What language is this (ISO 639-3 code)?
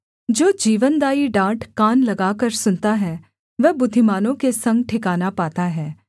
hin